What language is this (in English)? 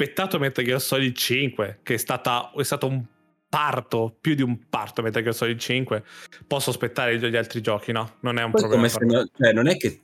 Italian